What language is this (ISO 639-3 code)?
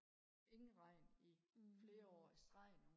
dan